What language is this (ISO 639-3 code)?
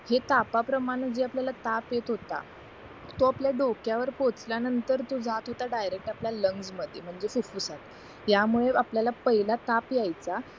mar